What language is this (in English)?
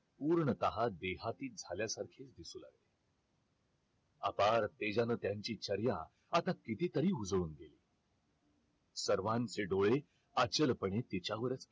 Marathi